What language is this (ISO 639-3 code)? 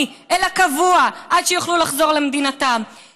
heb